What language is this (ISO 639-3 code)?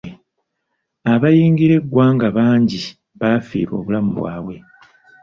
lug